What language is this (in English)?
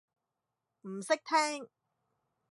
Cantonese